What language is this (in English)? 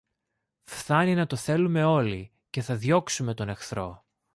Greek